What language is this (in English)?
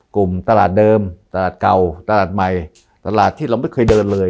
Thai